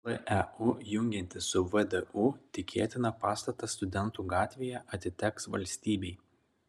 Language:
Lithuanian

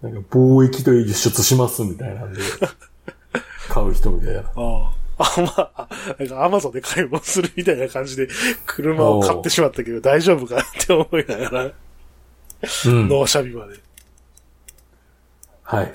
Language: Japanese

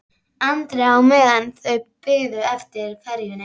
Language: Icelandic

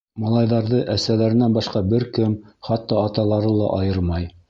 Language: Bashkir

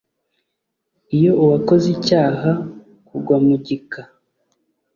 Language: Kinyarwanda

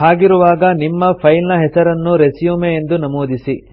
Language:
Kannada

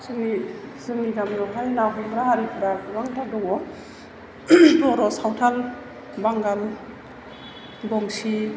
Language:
Bodo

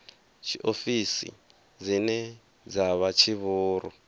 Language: Venda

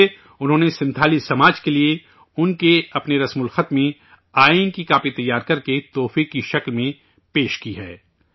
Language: Urdu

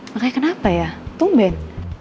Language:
Indonesian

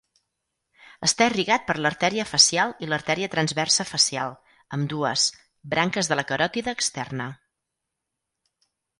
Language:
Catalan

